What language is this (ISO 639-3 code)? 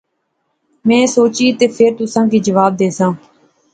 phr